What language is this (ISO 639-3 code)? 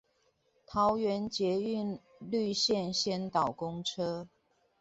zho